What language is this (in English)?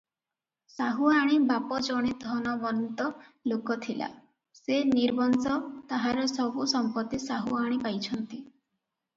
Odia